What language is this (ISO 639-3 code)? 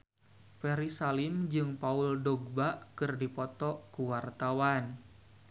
sun